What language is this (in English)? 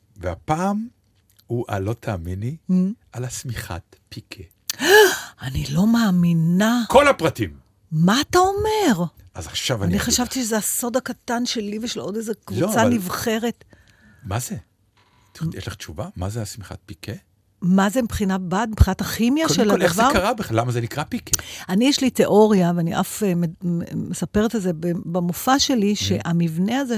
Hebrew